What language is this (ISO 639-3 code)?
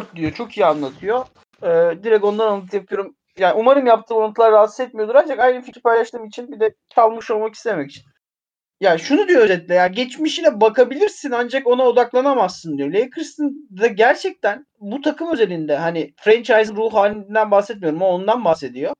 tur